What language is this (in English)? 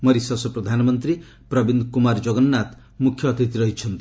Odia